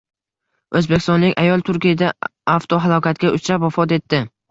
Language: Uzbek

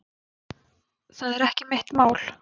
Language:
Icelandic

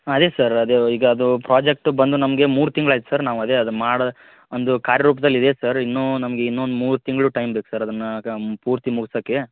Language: Kannada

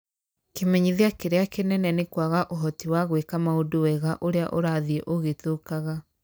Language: Kikuyu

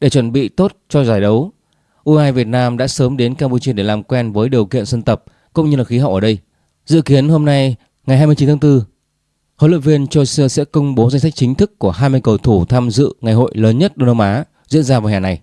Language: Vietnamese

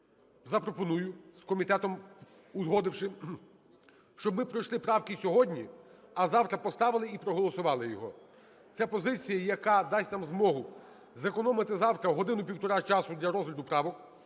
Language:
Ukrainian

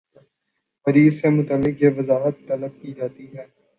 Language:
Urdu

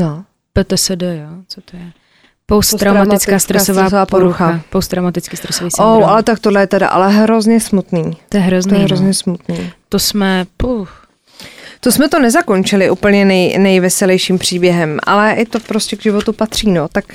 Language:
Czech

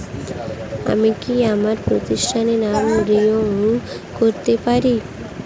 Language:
Bangla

